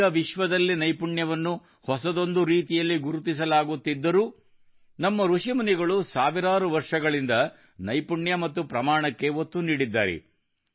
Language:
Kannada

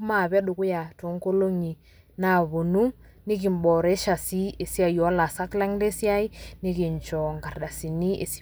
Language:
Masai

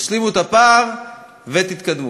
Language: Hebrew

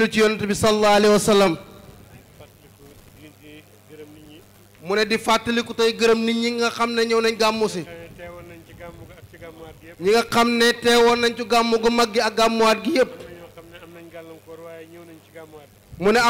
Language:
French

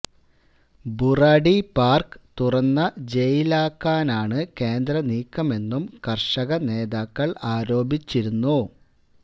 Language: Malayalam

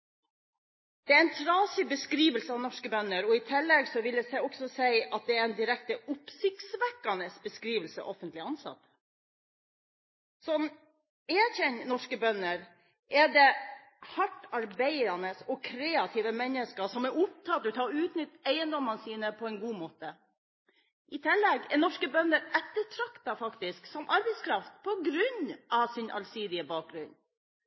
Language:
Norwegian Bokmål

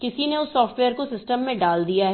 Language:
Hindi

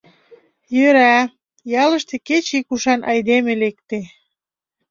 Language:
Mari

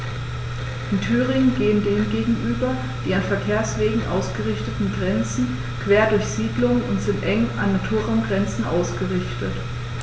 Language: German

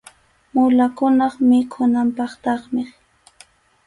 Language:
Arequipa-La Unión Quechua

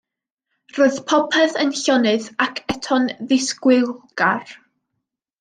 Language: Welsh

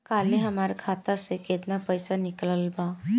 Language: Bhojpuri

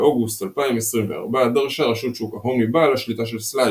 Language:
Hebrew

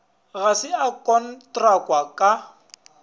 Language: Northern Sotho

